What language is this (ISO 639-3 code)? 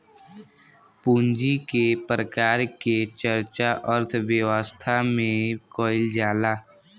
bho